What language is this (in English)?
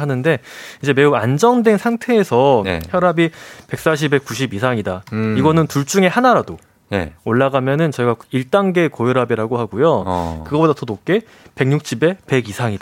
Korean